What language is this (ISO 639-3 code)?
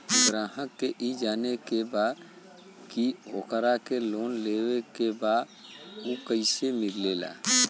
bho